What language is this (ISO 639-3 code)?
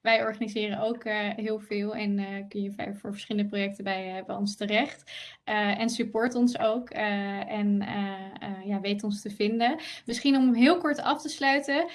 nld